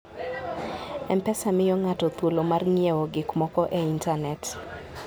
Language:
Luo (Kenya and Tanzania)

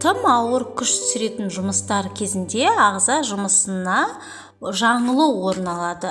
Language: Kyrgyz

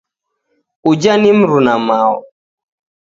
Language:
Taita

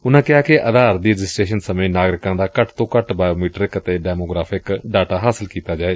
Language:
Punjabi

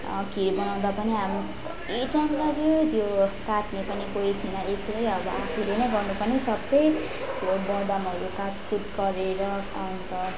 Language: Nepali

